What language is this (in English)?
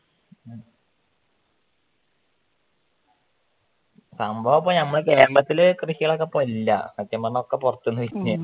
Malayalam